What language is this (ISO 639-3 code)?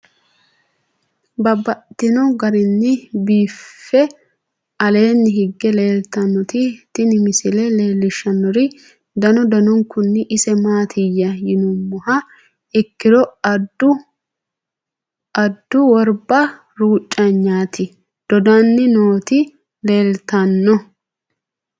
sid